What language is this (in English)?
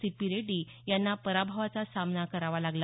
Marathi